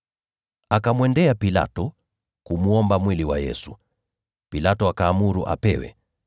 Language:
Swahili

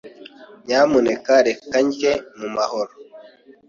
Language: Kinyarwanda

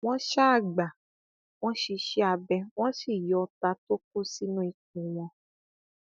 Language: Yoruba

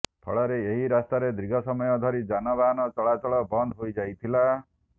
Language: Odia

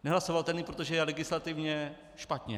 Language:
Czech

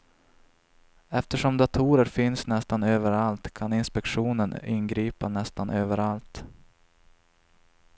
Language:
Swedish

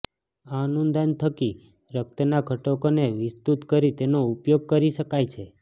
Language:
Gujarati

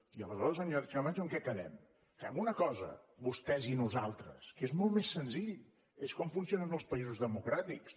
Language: Catalan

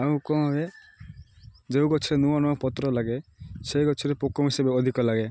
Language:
Odia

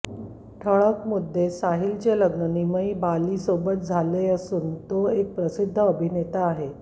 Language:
Marathi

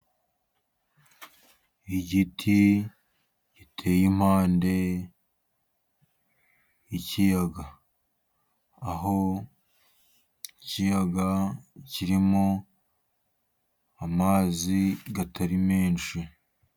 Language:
Kinyarwanda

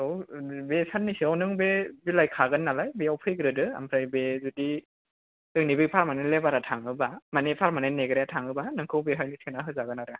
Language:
Bodo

